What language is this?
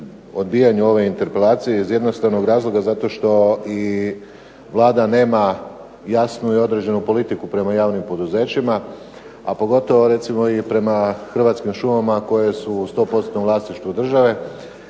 Croatian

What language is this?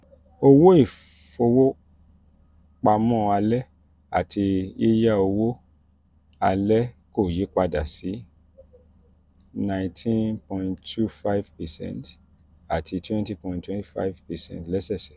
Yoruba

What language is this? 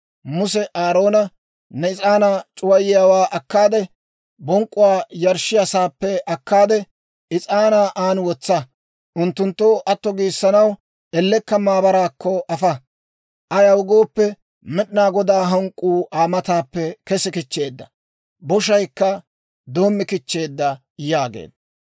Dawro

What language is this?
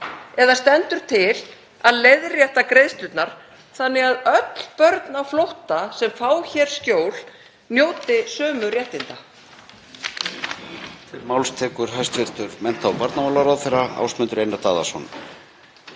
Icelandic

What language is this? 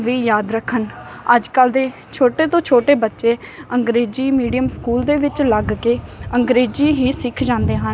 Punjabi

